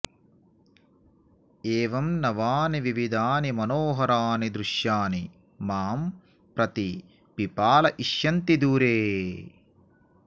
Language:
Sanskrit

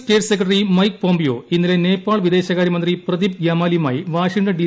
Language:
Malayalam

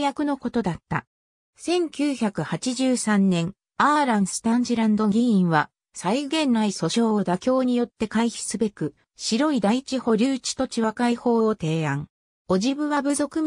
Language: Japanese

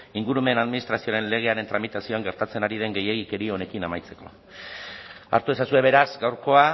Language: Basque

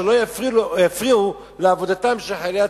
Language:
Hebrew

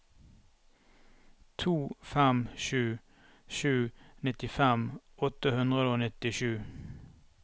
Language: Norwegian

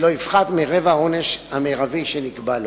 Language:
Hebrew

